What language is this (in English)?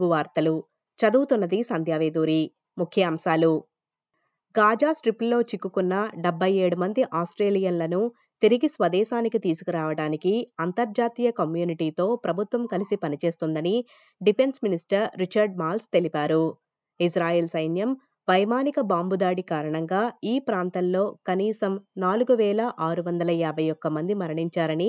Telugu